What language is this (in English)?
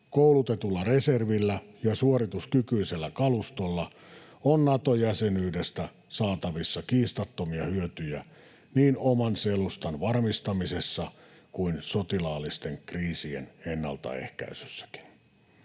Finnish